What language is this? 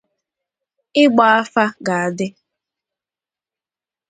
Igbo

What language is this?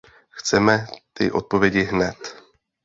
Czech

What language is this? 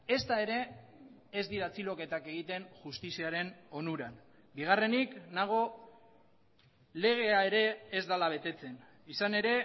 Basque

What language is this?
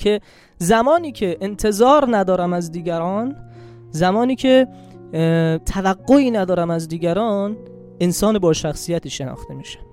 Persian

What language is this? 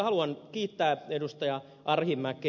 Finnish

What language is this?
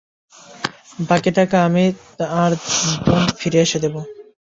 Bangla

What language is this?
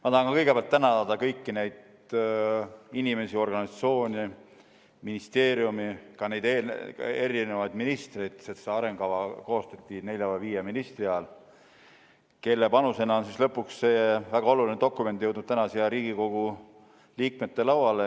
Estonian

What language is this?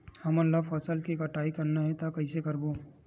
Chhattisgarhi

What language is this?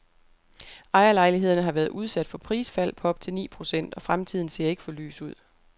Danish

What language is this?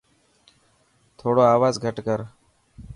Dhatki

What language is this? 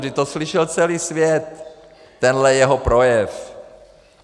Czech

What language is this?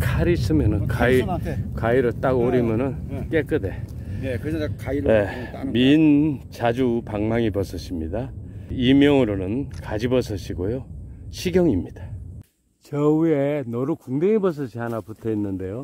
Korean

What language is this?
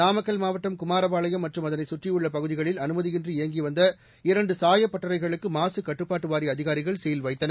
Tamil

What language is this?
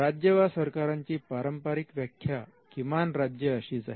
Marathi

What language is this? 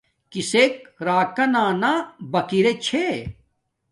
Domaaki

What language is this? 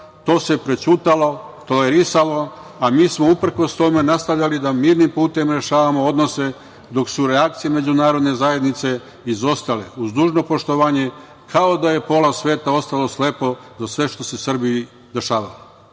Serbian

